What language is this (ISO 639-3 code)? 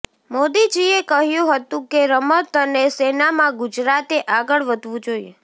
guj